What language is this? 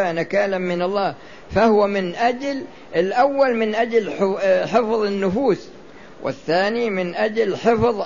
Arabic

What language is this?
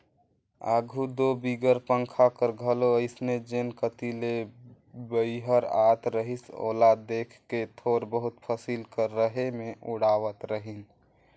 Chhattisgarhi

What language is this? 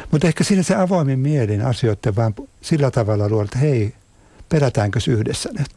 Finnish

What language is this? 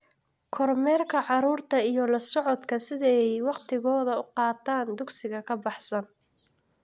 Somali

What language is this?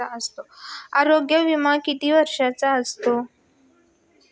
Marathi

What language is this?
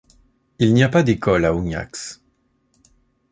French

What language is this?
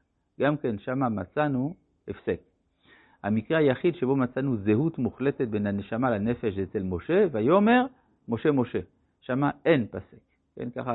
Hebrew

